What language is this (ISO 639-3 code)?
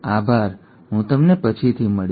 guj